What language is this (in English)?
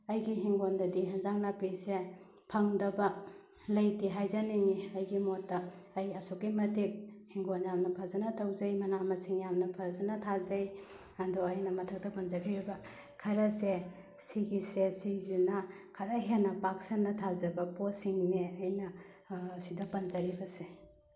Manipuri